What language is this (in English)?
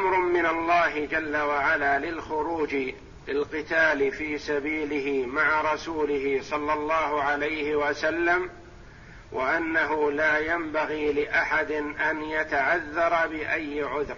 Arabic